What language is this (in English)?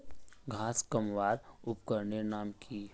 Magahi